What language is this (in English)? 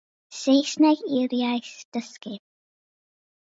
Welsh